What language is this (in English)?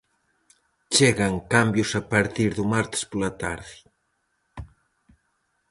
Galician